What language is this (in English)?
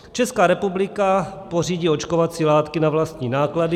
Czech